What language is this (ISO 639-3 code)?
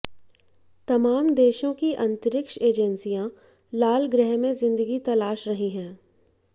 hin